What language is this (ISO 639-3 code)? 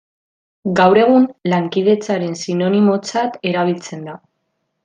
eus